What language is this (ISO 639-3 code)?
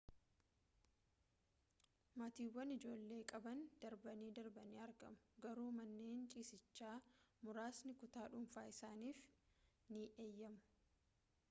orm